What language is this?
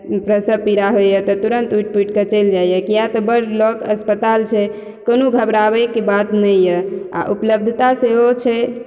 Maithili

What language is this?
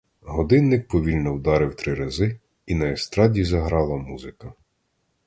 Ukrainian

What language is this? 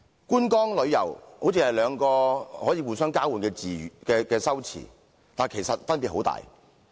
Cantonese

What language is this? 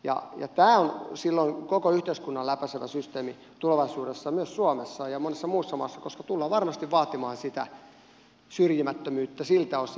Finnish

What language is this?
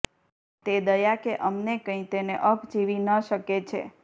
Gujarati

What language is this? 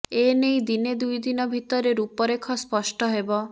Odia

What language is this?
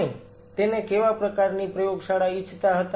Gujarati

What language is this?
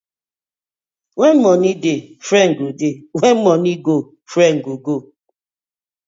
Nigerian Pidgin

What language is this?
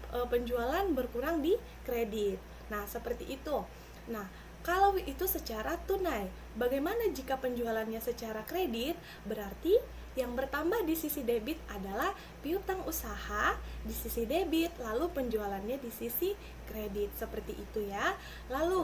Indonesian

